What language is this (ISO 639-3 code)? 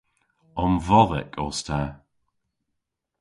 cor